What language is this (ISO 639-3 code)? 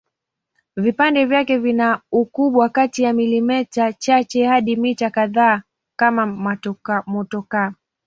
swa